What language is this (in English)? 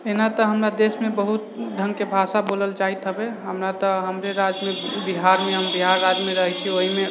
Maithili